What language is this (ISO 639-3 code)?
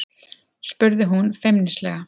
isl